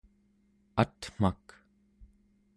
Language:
Central Yupik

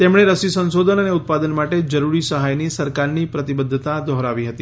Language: Gujarati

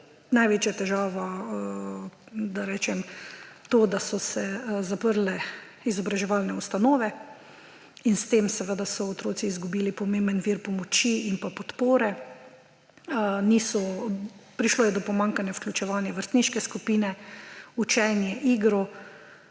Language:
Slovenian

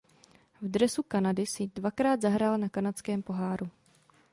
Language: Czech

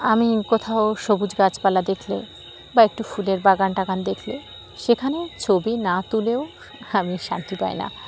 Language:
Bangla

